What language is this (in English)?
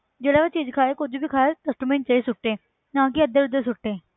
Punjabi